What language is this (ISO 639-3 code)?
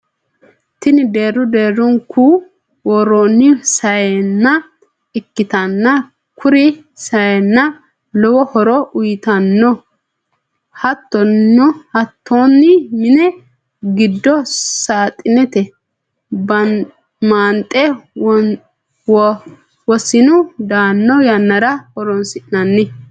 sid